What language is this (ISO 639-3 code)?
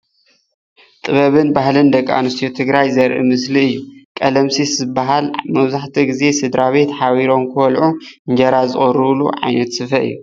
tir